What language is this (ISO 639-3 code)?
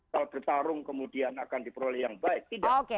ind